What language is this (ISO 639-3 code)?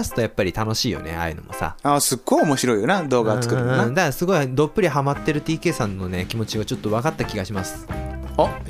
jpn